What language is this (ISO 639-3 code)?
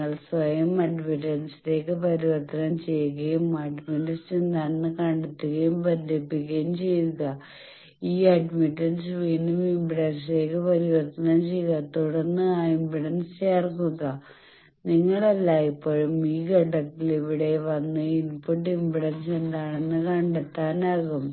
mal